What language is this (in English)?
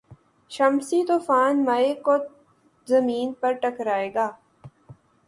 Urdu